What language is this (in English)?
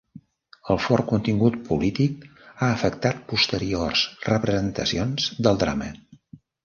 Catalan